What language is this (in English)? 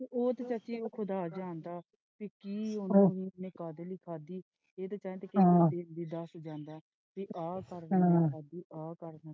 Punjabi